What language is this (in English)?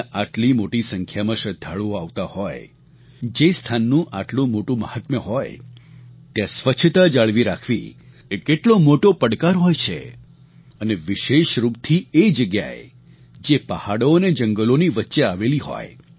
Gujarati